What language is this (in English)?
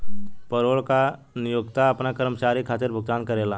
Bhojpuri